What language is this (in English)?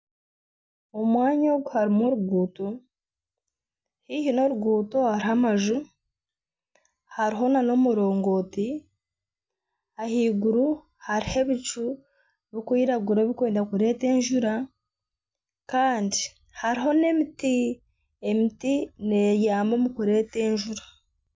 Nyankole